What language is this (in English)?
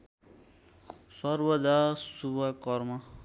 Nepali